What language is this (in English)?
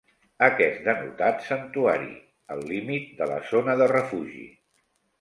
Catalan